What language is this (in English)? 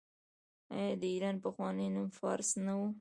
Pashto